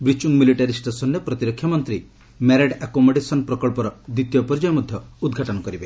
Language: Odia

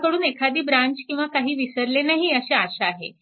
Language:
Marathi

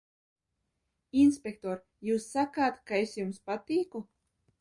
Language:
Latvian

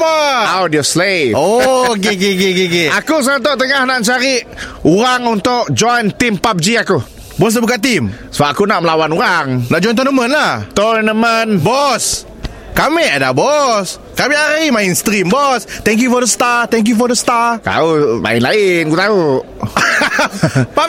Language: Malay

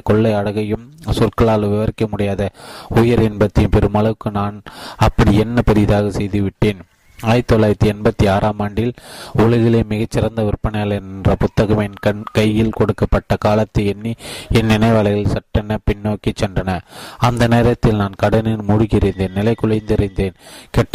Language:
Tamil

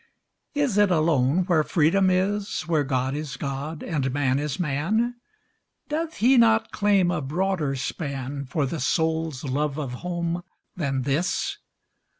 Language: English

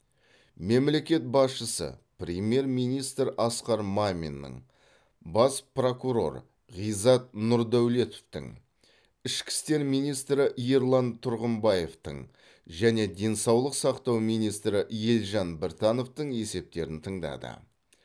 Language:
Kazakh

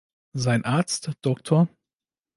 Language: German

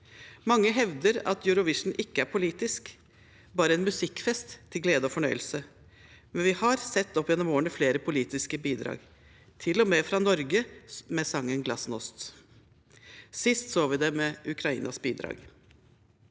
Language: Norwegian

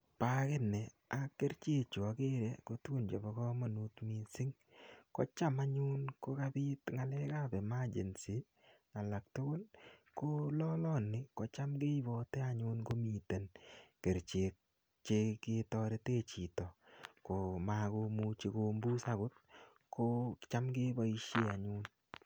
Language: Kalenjin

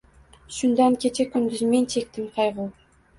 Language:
Uzbek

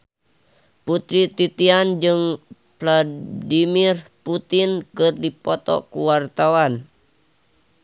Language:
Sundanese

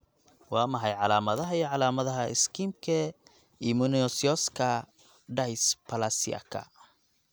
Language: Somali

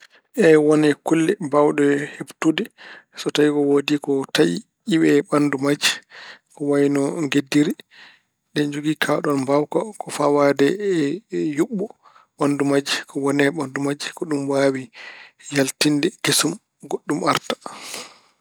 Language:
Fula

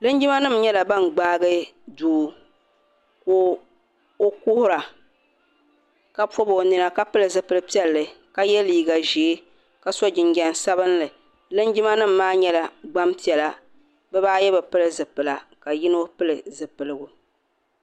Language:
Dagbani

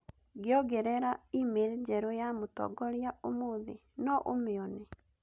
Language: Kikuyu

